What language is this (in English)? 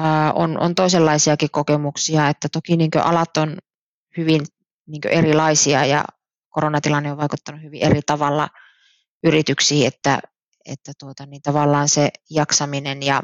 Finnish